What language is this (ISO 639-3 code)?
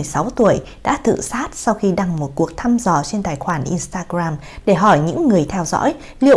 vie